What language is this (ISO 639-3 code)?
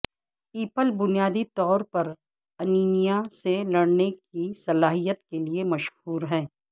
urd